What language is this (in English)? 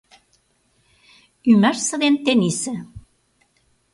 Mari